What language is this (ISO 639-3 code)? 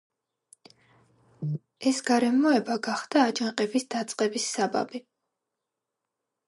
kat